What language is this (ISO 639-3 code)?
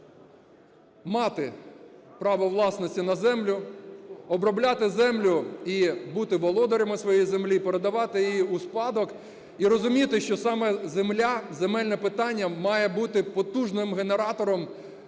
ukr